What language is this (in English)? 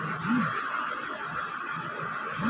Bhojpuri